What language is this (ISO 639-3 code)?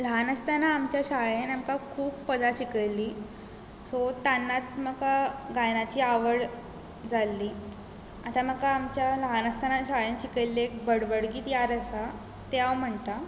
kok